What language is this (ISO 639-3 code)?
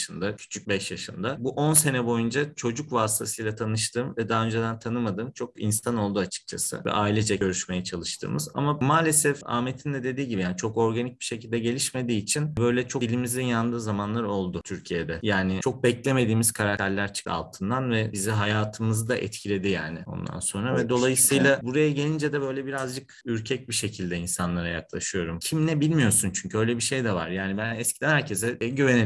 tur